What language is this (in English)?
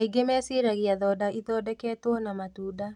Kikuyu